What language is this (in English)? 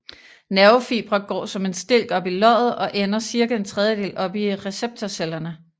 Danish